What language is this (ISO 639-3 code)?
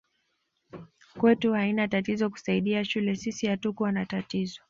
swa